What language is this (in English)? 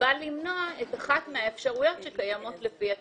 Hebrew